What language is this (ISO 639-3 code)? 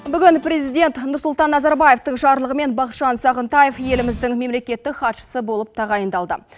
kaz